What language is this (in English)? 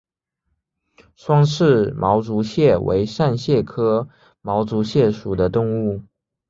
Chinese